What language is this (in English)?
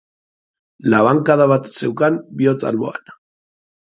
Basque